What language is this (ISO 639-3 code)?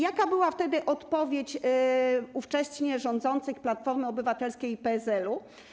pol